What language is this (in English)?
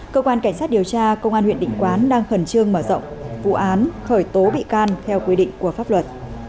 Vietnamese